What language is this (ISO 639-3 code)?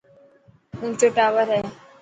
mki